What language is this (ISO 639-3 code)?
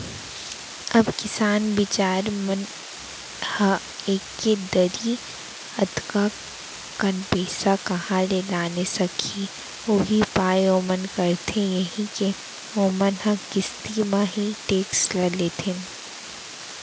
hne